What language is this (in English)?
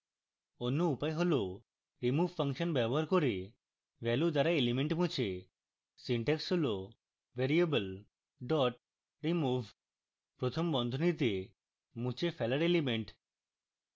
Bangla